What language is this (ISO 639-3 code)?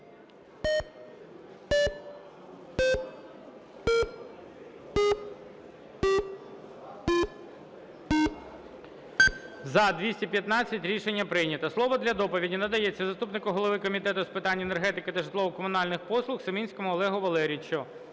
ukr